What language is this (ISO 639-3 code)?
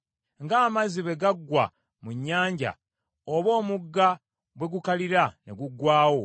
lug